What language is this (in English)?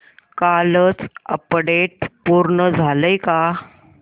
Marathi